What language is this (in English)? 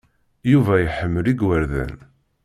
Kabyle